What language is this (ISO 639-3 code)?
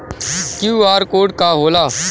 bho